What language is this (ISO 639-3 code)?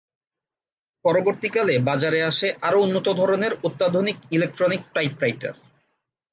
ben